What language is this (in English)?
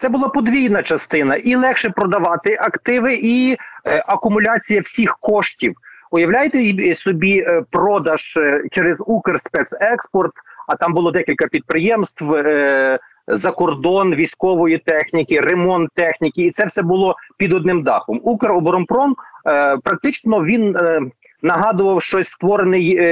Ukrainian